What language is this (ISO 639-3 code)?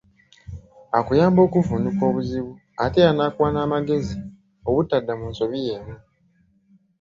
lug